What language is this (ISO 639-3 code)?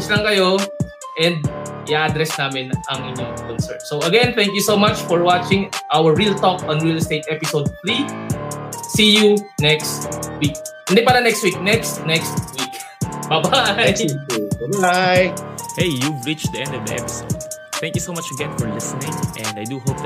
fil